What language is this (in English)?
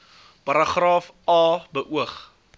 Afrikaans